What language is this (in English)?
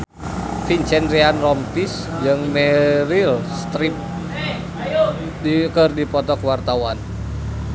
Sundanese